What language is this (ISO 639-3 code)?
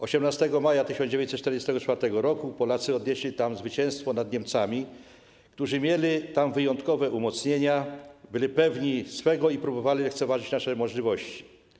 pol